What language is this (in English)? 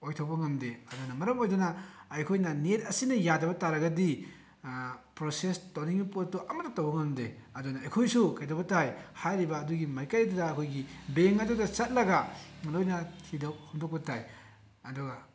Manipuri